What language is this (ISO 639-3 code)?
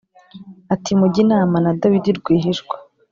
kin